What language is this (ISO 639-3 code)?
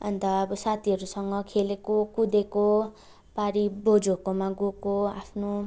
nep